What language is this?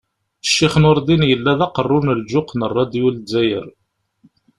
Kabyle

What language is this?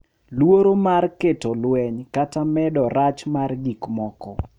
Luo (Kenya and Tanzania)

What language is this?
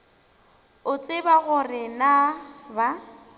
Northern Sotho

